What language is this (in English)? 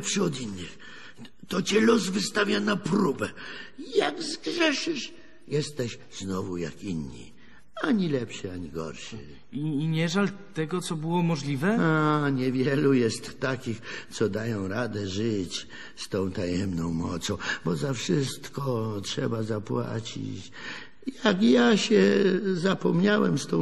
Polish